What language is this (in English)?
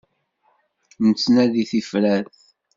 Kabyle